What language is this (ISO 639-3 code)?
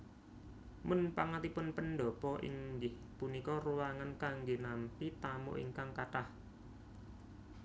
jav